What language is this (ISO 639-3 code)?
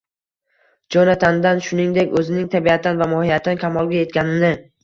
uzb